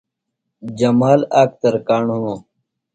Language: Phalura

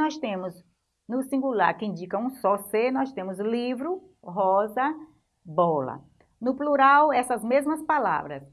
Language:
Portuguese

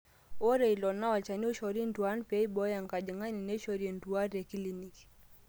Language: Masai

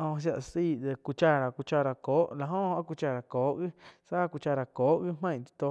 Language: Quiotepec Chinantec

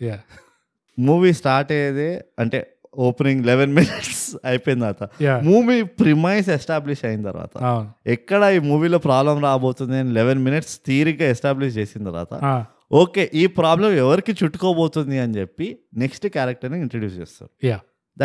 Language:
Telugu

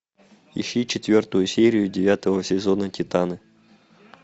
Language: Russian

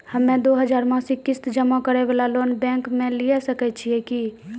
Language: Maithili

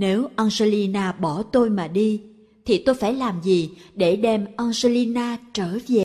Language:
Vietnamese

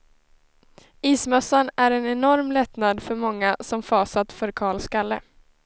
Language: Swedish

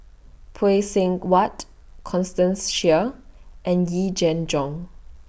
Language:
English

